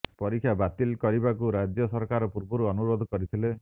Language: Odia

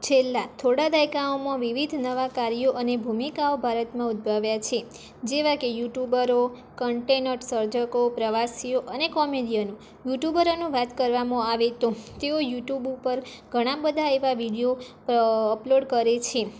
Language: Gujarati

